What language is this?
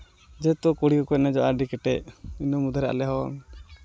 Santali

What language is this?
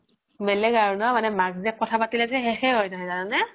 Assamese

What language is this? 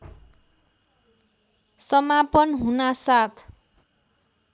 Nepali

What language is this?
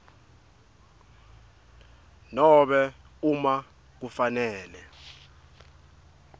Swati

